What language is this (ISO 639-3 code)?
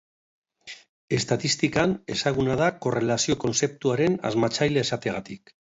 eus